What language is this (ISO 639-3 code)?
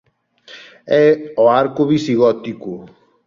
glg